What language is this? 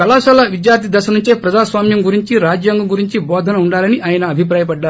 Telugu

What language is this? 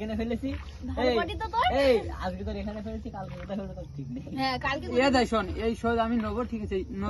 Bangla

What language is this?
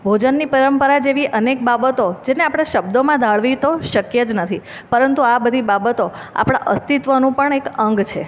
Gujarati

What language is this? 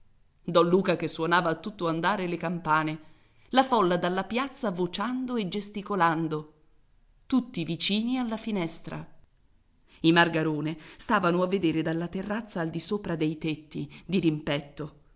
Italian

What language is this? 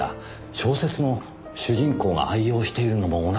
Japanese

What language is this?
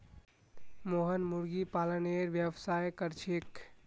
Magahi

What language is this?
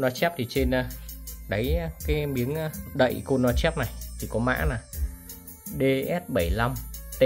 Vietnamese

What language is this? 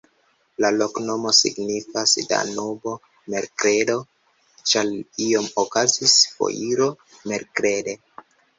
Esperanto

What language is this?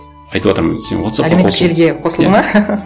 Kazakh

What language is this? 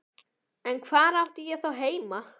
Icelandic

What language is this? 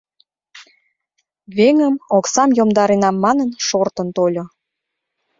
Mari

